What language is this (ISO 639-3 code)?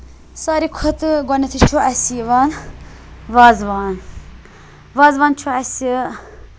kas